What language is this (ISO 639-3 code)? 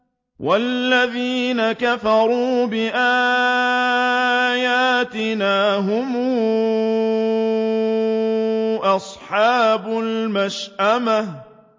ara